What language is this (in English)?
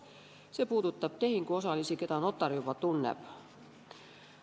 Estonian